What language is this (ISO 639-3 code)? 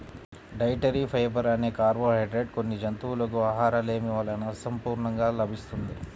tel